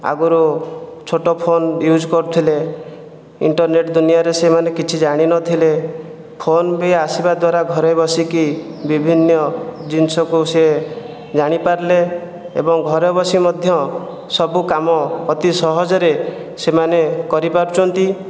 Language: Odia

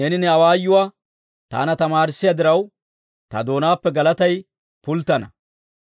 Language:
Dawro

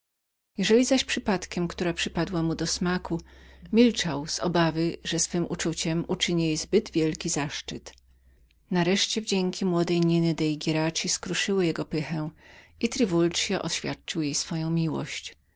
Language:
Polish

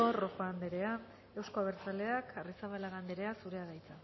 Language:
Basque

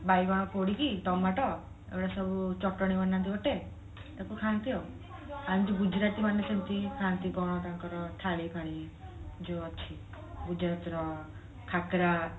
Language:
Odia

